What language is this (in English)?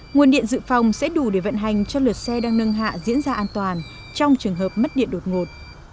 Vietnamese